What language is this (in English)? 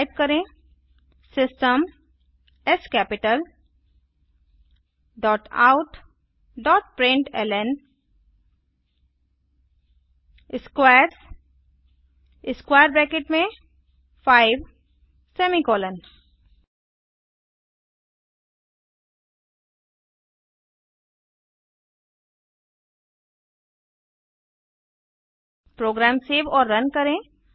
Hindi